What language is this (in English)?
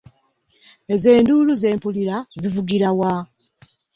Ganda